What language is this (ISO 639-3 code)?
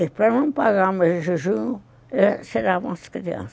por